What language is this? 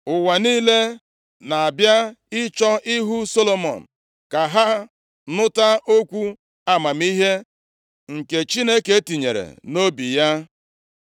Igbo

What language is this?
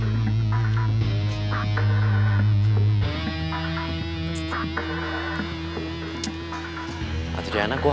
Indonesian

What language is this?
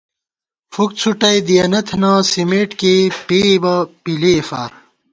Gawar-Bati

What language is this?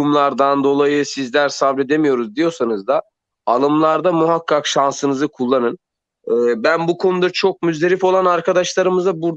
Turkish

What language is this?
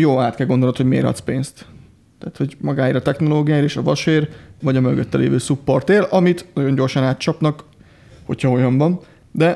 Hungarian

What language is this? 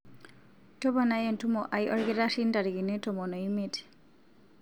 Masai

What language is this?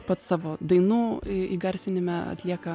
Lithuanian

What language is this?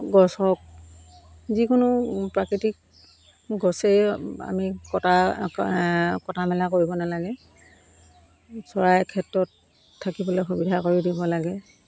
Assamese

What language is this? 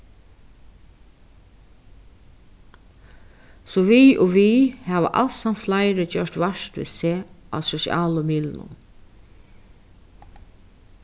Faroese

